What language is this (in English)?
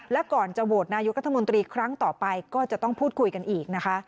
Thai